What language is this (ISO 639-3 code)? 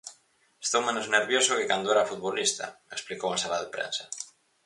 glg